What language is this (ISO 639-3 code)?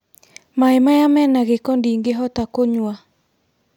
kik